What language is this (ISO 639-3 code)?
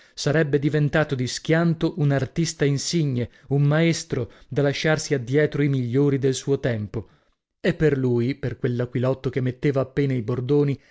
ita